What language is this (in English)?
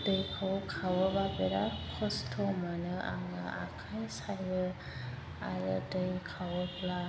Bodo